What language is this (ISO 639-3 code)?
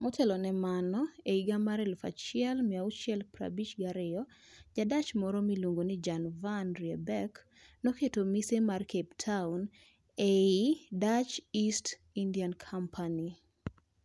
luo